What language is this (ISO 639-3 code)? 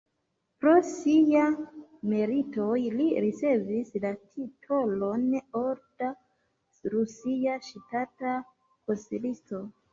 epo